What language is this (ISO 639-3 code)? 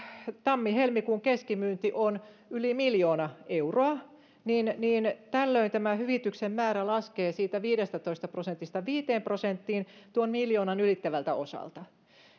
fin